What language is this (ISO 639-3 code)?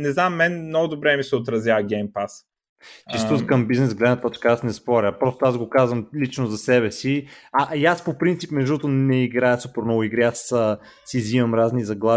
bul